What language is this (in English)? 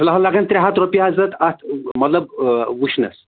Kashmiri